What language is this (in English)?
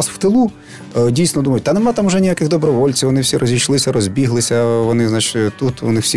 Ukrainian